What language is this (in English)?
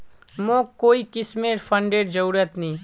Magahi